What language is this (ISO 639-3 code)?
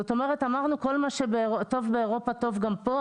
heb